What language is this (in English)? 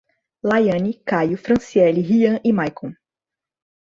Portuguese